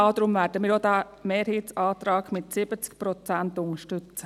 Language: Swiss German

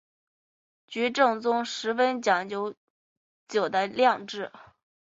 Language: Chinese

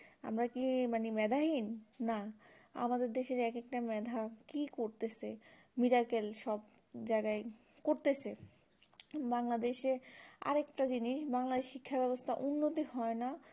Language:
Bangla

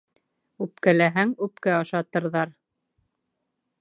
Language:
Bashkir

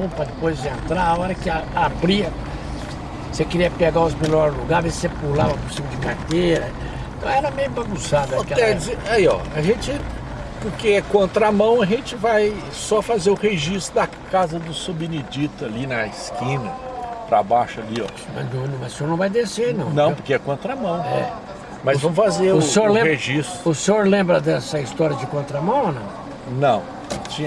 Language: Portuguese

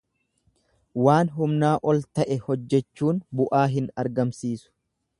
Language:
Oromo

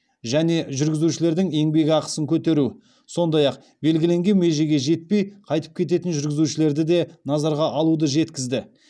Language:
Kazakh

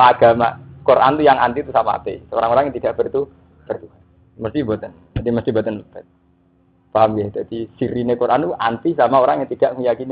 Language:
Indonesian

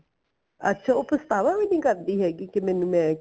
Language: Punjabi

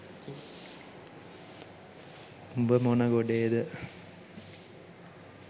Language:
Sinhala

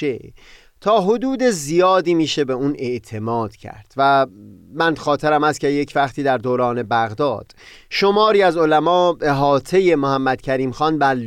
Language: Persian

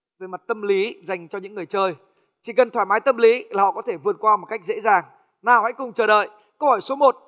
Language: Vietnamese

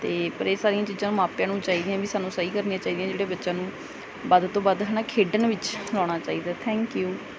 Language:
Punjabi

